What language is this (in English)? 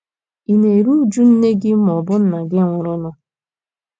Igbo